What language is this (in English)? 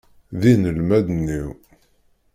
Kabyle